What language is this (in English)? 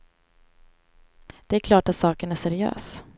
Swedish